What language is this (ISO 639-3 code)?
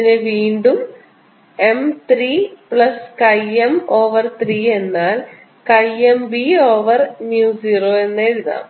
mal